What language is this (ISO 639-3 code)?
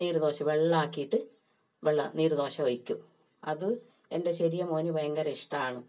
mal